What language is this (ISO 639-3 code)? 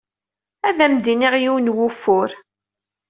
kab